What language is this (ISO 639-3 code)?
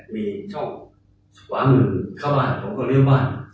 tha